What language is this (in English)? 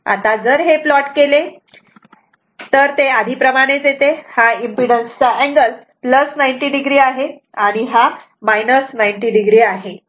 Marathi